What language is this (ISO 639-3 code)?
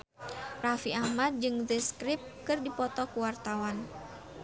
sun